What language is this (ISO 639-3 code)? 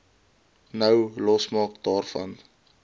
afr